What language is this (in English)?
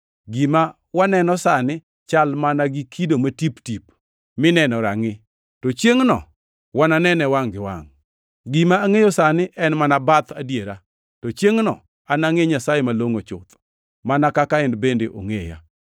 Luo (Kenya and Tanzania)